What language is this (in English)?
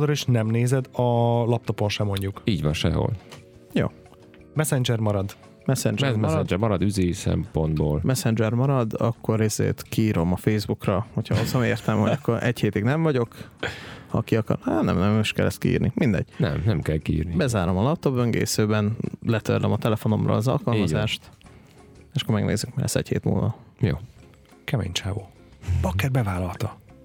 Hungarian